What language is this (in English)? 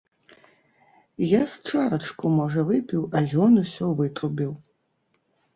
Belarusian